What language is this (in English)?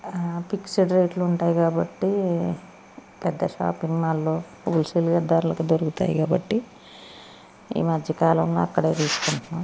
Telugu